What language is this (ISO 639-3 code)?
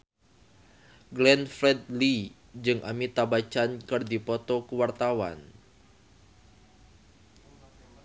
sun